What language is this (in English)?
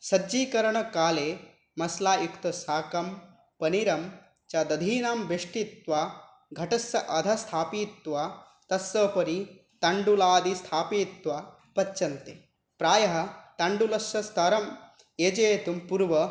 Sanskrit